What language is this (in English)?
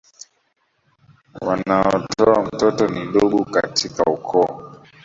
Swahili